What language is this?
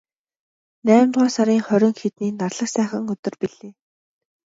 Mongolian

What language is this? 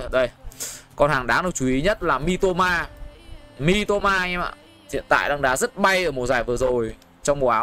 Vietnamese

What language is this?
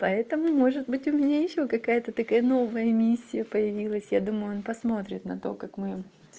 Russian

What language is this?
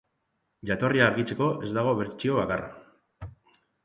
Basque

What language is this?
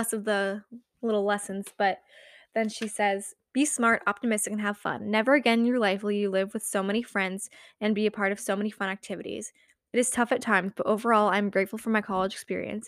English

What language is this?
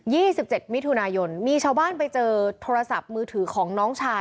Thai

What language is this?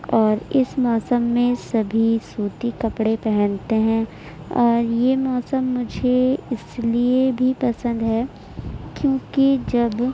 Urdu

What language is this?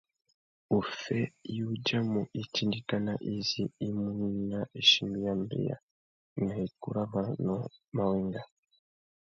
Tuki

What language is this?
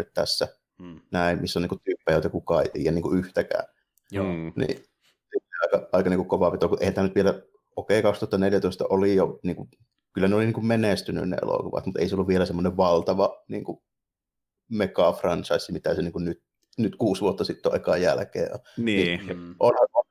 Finnish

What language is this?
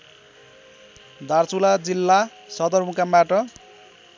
Nepali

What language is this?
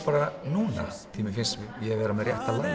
Icelandic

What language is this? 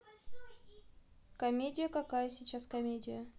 Russian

